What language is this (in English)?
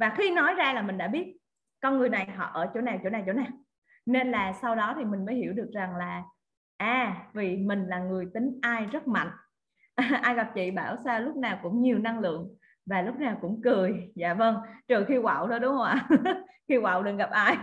Vietnamese